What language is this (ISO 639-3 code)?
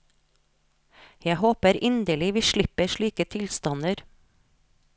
nor